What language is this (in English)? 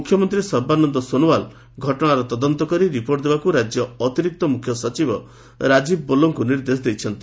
Odia